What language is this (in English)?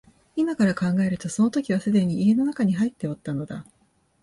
Japanese